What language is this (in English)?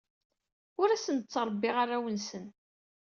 Kabyle